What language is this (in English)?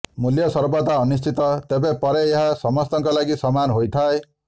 Odia